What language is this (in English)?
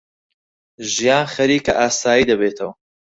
Central Kurdish